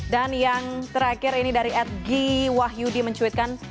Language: Indonesian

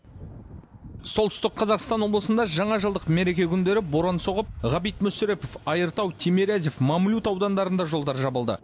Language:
Kazakh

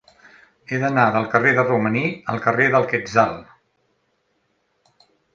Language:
Catalan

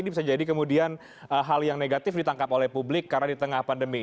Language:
Indonesian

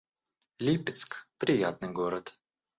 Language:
Russian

